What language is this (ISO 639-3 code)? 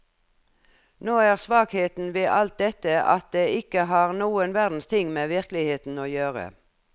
nor